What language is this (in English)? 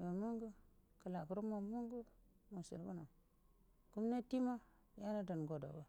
Buduma